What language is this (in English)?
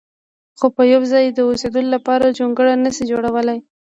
Pashto